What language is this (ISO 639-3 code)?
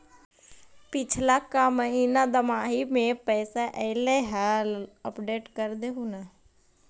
mag